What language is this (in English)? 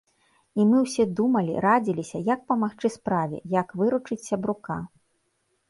Belarusian